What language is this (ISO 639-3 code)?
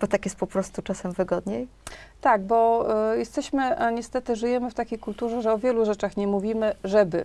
pol